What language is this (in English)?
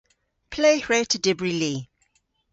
Cornish